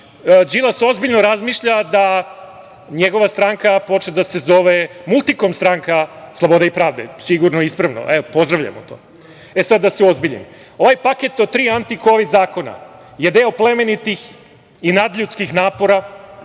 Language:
Serbian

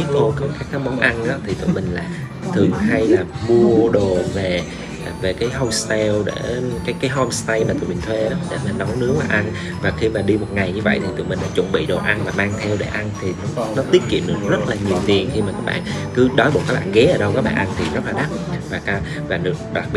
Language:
Vietnamese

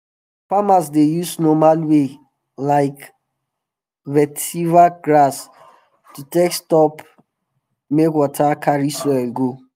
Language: Nigerian Pidgin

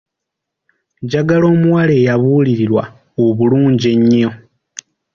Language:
Ganda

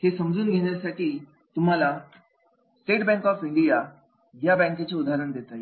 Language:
Marathi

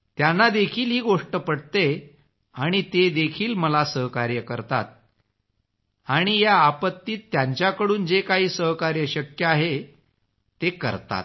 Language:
Marathi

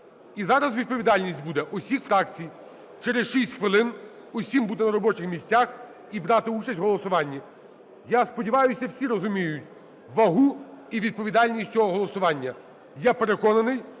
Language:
Ukrainian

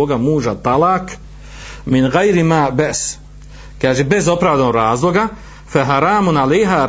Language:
Croatian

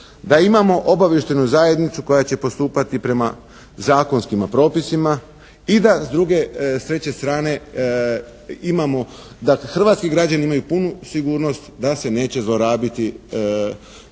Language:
Croatian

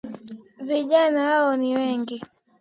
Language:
Swahili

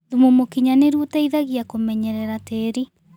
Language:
Kikuyu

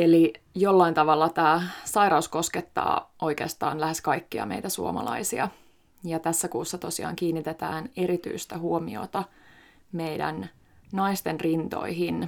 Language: Finnish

